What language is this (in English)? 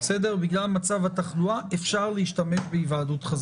Hebrew